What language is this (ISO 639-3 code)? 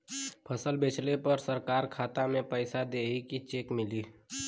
bho